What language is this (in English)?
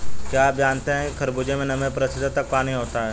Hindi